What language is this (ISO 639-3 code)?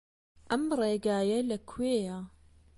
ckb